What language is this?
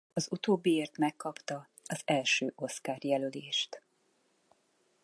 Hungarian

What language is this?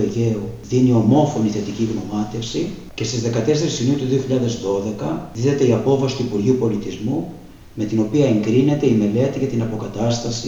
Greek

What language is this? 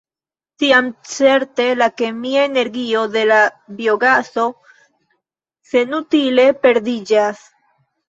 Esperanto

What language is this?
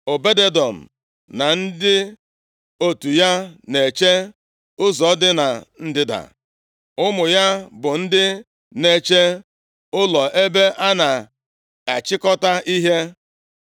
Igbo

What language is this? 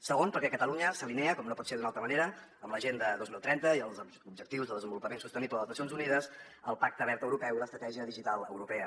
Catalan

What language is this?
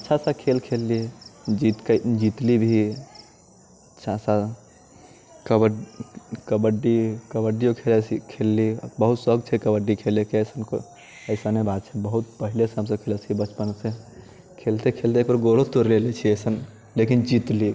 Maithili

